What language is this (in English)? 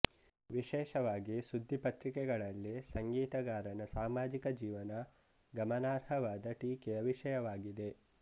Kannada